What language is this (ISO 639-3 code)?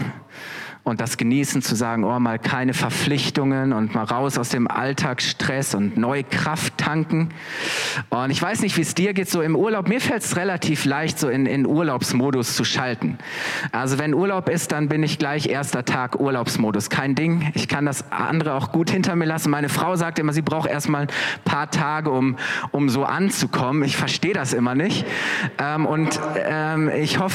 deu